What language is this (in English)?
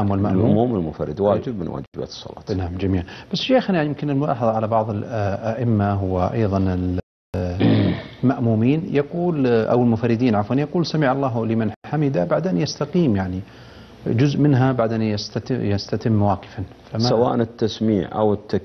Arabic